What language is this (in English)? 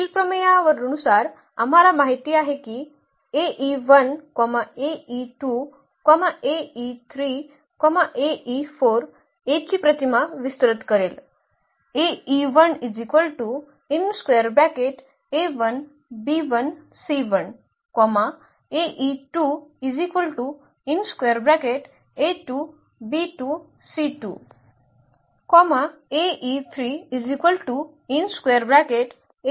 Marathi